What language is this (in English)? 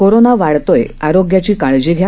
Marathi